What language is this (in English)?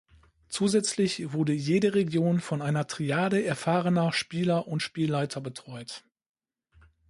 German